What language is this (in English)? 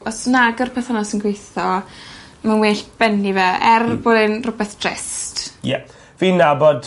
Welsh